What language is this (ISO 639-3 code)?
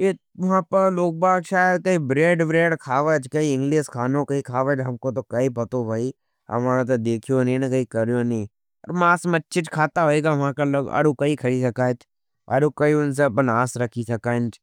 noe